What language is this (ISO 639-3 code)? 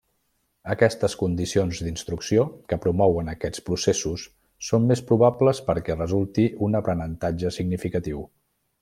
cat